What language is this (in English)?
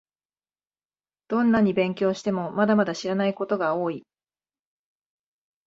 Japanese